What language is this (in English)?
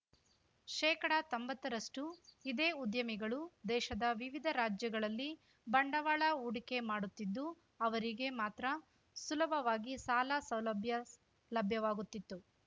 Kannada